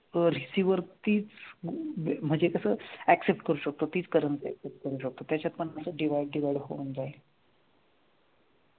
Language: Marathi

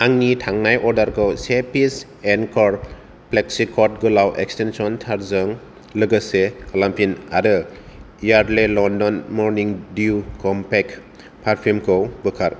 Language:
Bodo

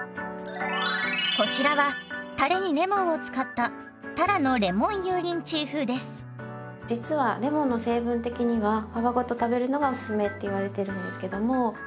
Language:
Japanese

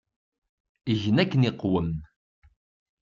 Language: Kabyle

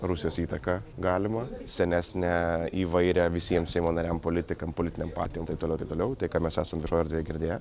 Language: Lithuanian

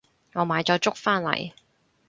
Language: Cantonese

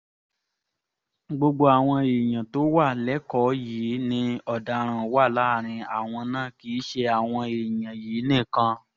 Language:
Yoruba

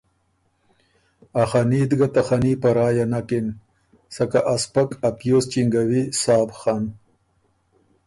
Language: Ormuri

